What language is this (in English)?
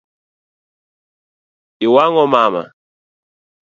Luo (Kenya and Tanzania)